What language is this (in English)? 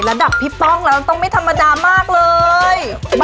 Thai